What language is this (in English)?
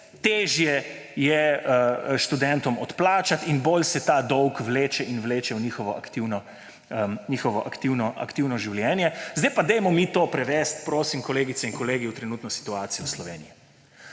Slovenian